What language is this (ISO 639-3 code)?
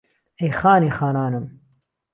ckb